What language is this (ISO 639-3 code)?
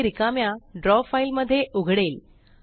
mar